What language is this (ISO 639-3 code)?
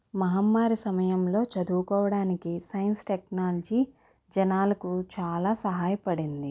tel